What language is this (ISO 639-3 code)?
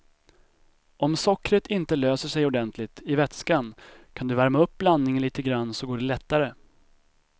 swe